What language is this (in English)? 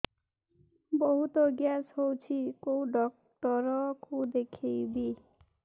Odia